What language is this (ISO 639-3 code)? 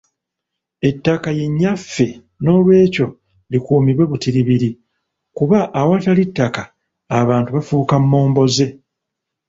lug